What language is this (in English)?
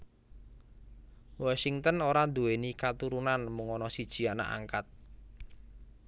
Javanese